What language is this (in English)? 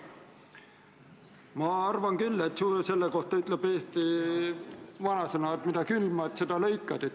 Estonian